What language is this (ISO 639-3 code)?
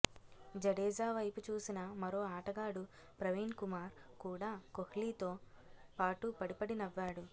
tel